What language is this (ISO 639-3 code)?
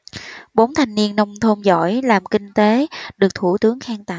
vie